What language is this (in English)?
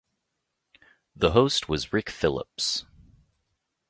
English